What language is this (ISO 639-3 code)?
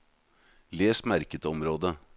nor